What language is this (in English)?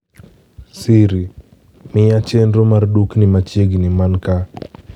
Luo (Kenya and Tanzania)